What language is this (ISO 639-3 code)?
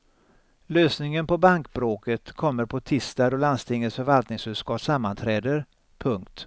swe